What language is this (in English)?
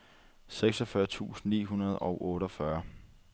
Danish